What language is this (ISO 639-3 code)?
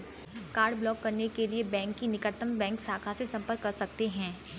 hin